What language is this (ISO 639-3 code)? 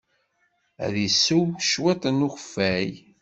kab